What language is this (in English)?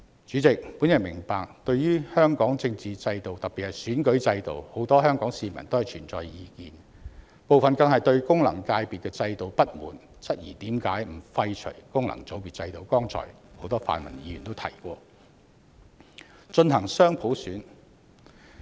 Cantonese